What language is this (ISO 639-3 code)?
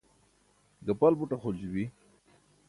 bsk